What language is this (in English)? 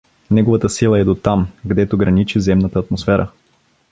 Bulgarian